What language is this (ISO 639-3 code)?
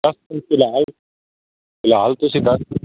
pan